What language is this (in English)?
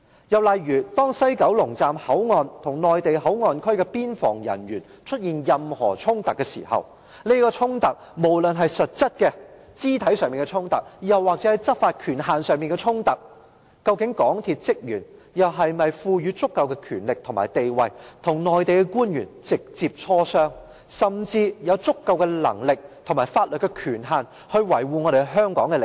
Cantonese